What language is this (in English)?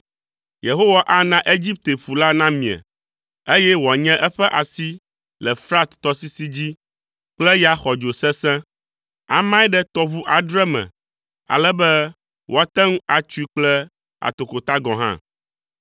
Ewe